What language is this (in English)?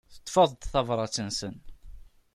Kabyle